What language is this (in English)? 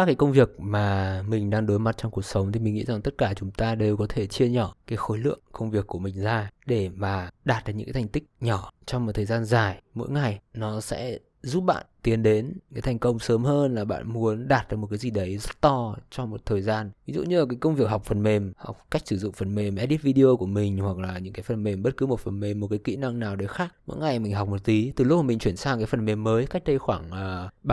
Vietnamese